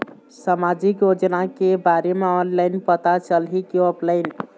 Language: Chhattisgarhi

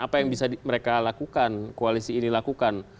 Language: Indonesian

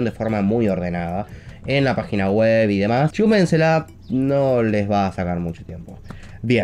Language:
Spanish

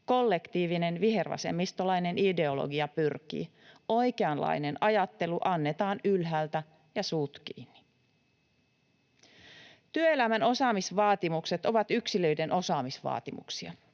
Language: Finnish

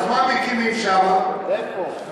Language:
Hebrew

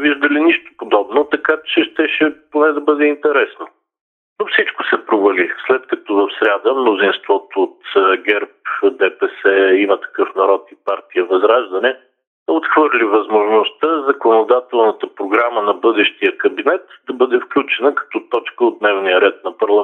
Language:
Bulgarian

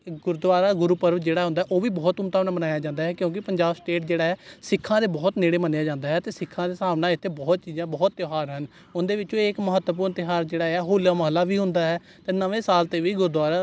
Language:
Punjabi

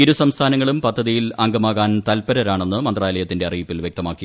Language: Malayalam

